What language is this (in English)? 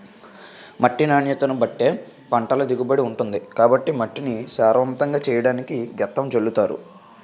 Telugu